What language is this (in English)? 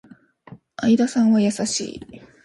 Japanese